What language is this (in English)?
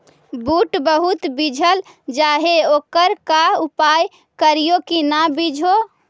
Magahi